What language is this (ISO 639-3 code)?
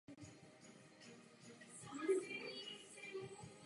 ces